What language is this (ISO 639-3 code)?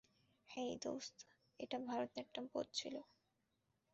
ben